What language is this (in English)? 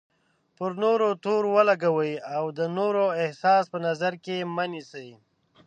Pashto